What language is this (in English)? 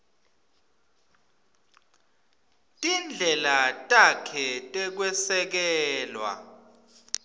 Swati